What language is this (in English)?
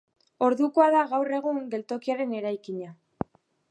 Basque